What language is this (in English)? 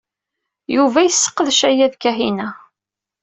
Kabyle